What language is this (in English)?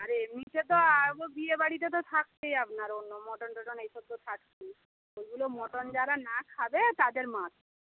Bangla